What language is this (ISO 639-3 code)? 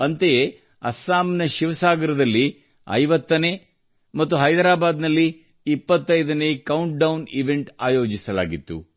kan